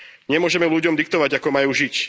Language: Slovak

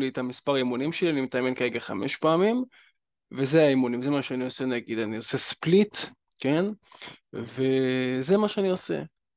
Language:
Hebrew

